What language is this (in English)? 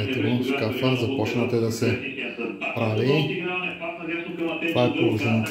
Bulgarian